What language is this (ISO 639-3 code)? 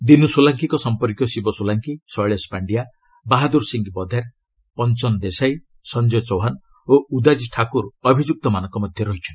ori